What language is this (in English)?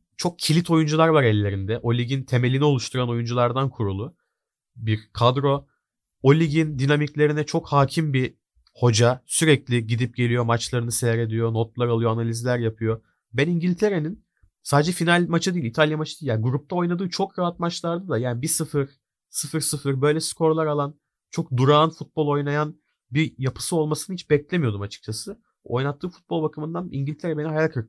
Turkish